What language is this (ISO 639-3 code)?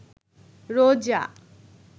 ben